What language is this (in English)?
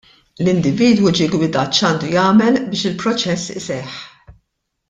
Maltese